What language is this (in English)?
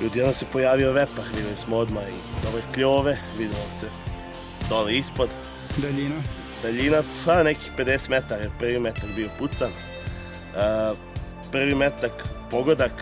English